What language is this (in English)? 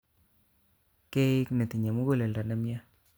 Kalenjin